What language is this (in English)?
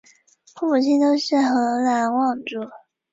Chinese